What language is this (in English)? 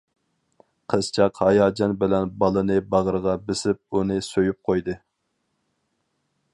Uyghur